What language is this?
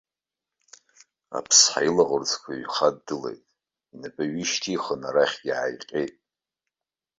Abkhazian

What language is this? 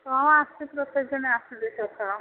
Odia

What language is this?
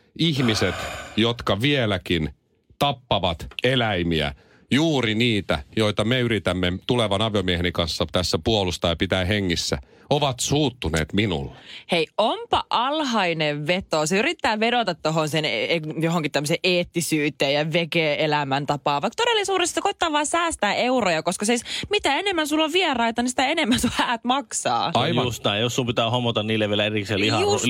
Finnish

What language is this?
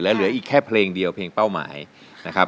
Thai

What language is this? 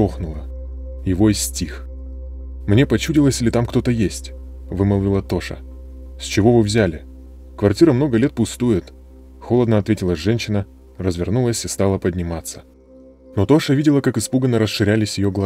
Russian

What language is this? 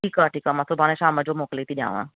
Sindhi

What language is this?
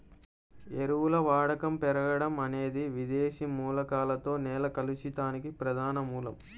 Telugu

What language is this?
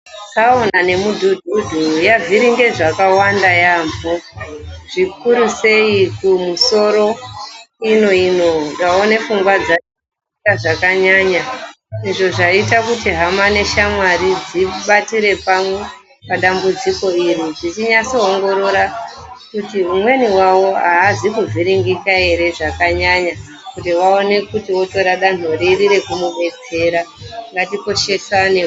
Ndau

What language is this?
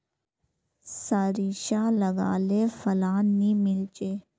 Magahi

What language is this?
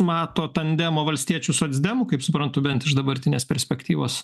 Lithuanian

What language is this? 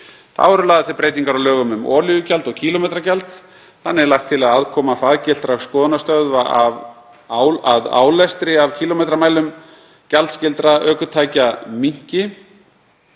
Icelandic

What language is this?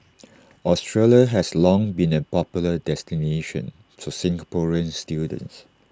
English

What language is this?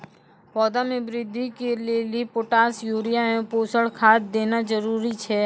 Maithili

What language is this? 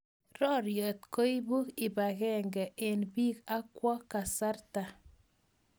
Kalenjin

